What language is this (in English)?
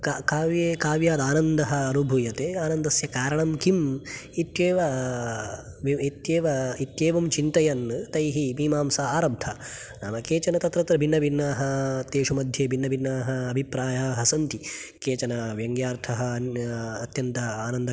Sanskrit